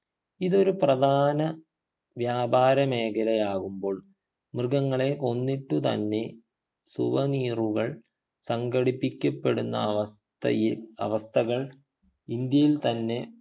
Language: Malayalam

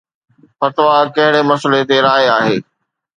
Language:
Sindhi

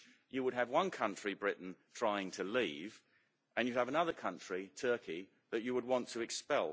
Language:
English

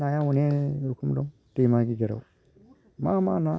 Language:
Bodo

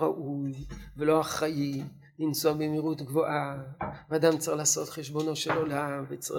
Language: Hebrew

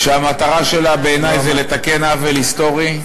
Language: Hebrew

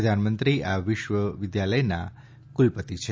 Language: Gujarati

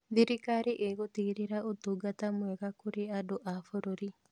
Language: Kikuyu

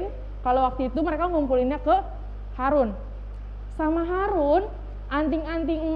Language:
Indonesian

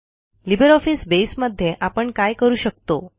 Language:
Marathi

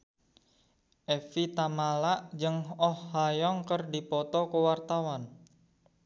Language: Sundanese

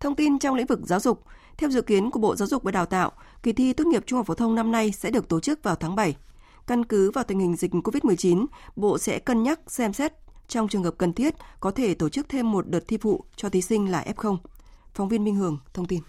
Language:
Vietnamese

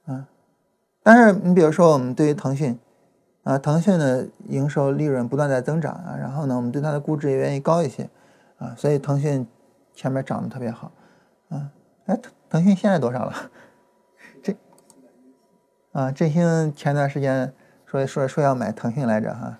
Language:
Chinese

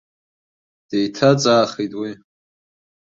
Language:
Abkhazian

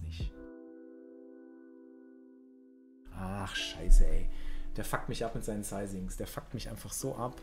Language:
German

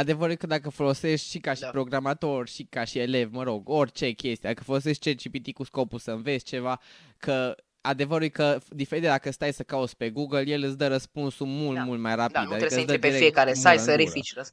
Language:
Romanian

